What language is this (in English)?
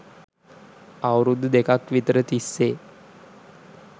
Sinhala